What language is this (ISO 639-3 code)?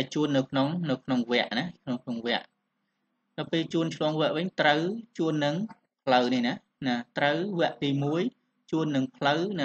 tha